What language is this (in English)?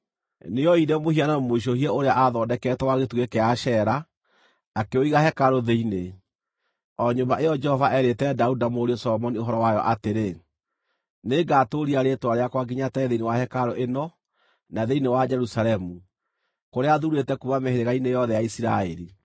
Kikuyu